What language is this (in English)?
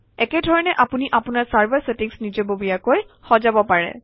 Assamese